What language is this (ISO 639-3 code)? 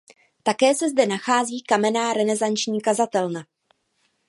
ces